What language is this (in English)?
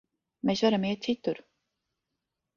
Latvian